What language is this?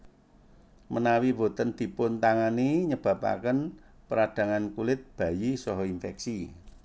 Javanese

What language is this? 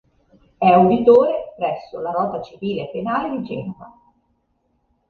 Italian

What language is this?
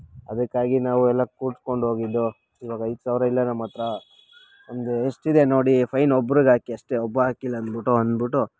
Kannada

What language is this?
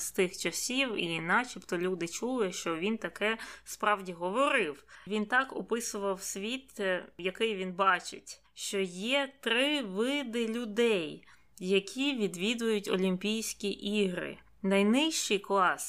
Ukrainian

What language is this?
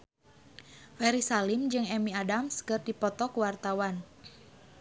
Sundanese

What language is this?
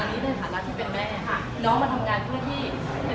Thai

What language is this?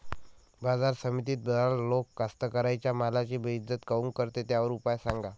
Marathi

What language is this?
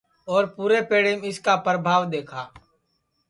Sansi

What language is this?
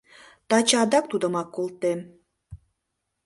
Mari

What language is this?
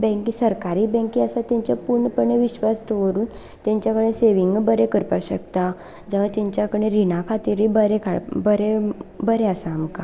Konkani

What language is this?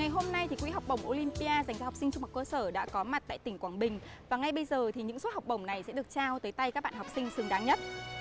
Vietnamese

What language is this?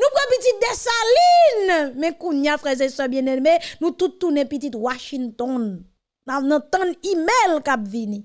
French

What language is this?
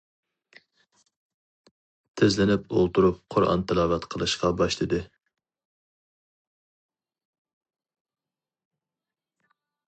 Uyghur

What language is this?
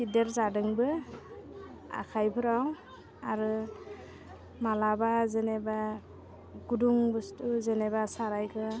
Bodo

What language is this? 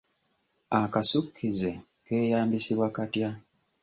Ganda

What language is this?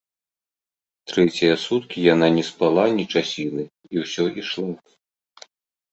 Belarusian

